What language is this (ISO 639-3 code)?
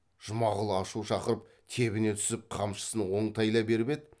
kaz